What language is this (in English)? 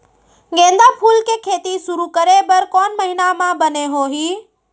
Chhattisgarhi